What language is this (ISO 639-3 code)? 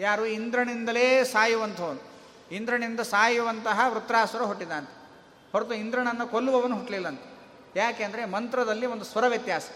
kan